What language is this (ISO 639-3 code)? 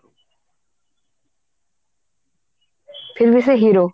ori